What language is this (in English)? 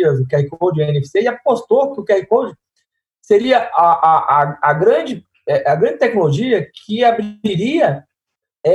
Portuguese